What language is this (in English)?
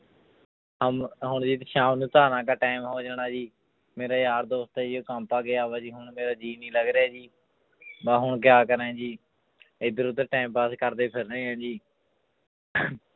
Punjabi